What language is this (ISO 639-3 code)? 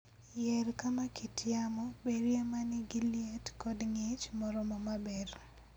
luo